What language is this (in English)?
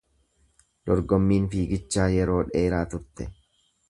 Oromo